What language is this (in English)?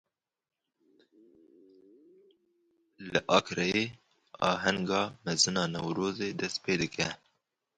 Kurdish